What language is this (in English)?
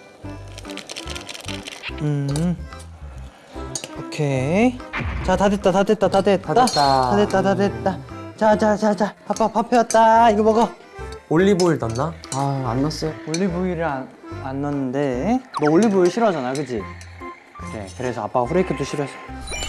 Korean